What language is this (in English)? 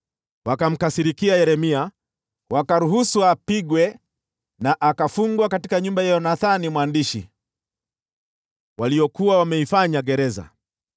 Swahili